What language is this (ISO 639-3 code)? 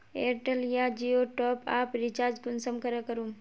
mag